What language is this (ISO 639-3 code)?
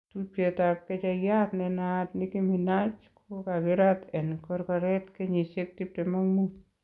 kln